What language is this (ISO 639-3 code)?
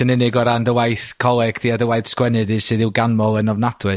cym